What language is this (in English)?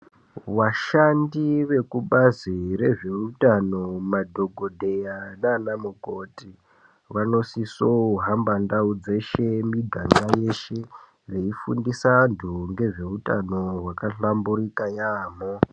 Ndau